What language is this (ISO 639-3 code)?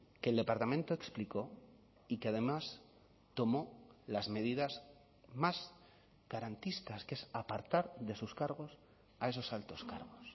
spa